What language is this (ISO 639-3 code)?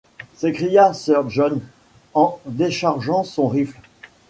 fra